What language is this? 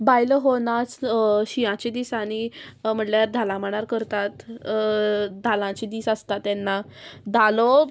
Konkani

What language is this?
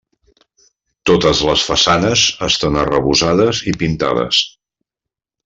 Catalan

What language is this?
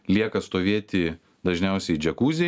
Lithuanian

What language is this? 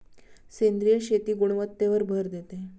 Marathi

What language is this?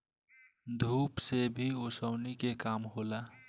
Bhojpuri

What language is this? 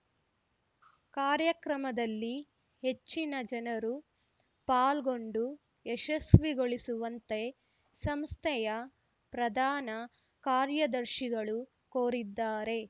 Kannada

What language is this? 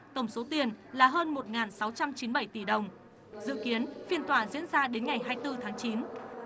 Vietnamese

